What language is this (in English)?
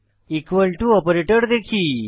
Bangla